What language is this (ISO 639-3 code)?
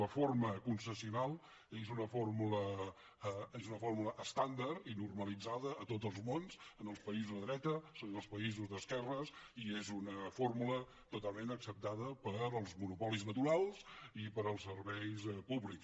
cat